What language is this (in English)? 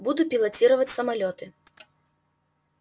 Russian